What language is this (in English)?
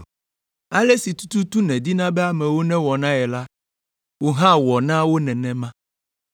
Ewe